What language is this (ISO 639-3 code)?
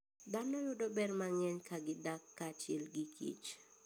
luo